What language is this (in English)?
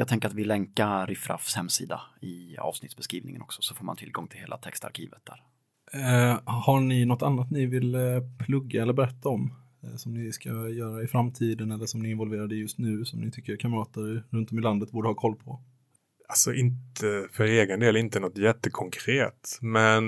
Swedish